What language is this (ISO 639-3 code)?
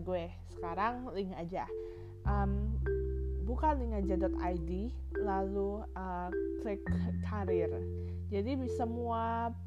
ind